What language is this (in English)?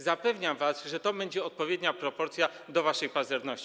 Polish